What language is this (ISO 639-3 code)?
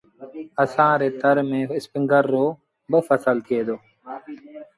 sbn